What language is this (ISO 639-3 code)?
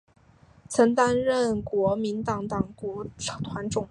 zho